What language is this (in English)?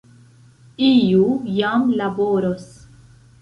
Esperanto